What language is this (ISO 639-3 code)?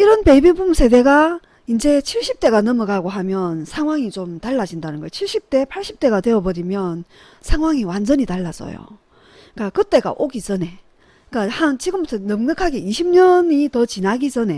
kor